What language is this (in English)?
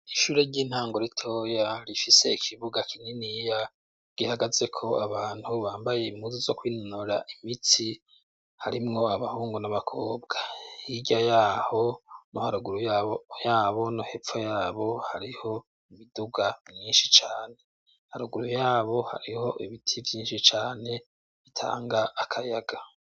Rundi